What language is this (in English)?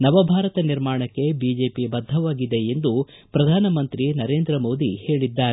Kannada